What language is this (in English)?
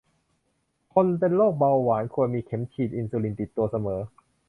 Thai